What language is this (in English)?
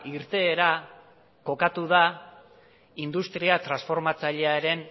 Basque